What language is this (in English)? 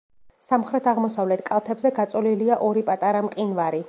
Georgian